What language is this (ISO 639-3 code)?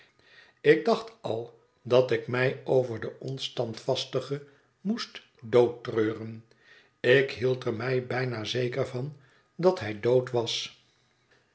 nld